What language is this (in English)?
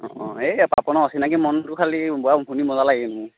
Assamese